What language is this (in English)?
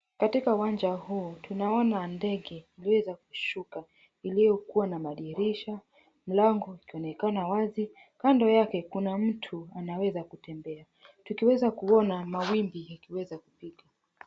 Swahili